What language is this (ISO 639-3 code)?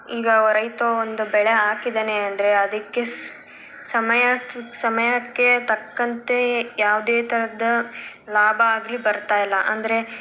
kan